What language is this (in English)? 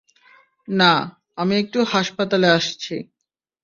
Bangla